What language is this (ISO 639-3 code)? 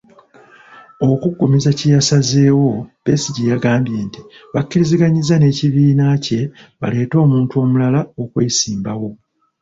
lug